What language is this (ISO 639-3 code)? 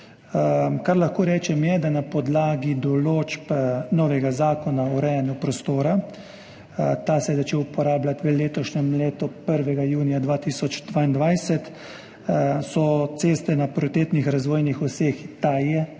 slv